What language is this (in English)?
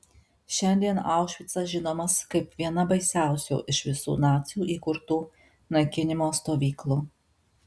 Lithuanian